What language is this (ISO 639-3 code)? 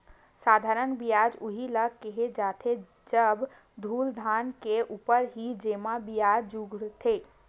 hne